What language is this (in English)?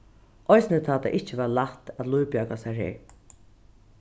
Faroese